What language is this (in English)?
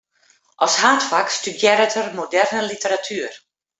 Western Frisian